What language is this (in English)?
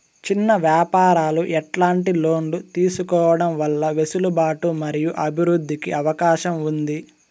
Telugu